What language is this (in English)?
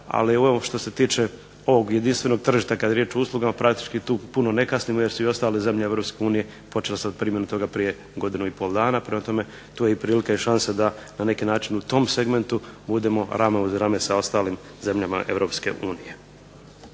Croatian